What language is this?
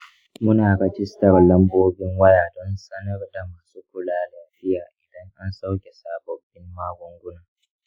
Hausa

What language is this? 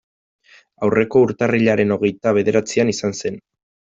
Basque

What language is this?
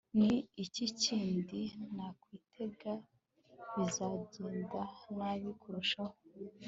Kinyarwanda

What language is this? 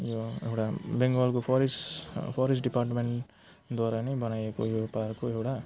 Nepali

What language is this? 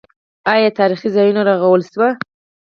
Pashto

